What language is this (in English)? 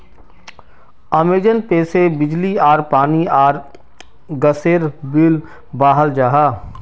Magahi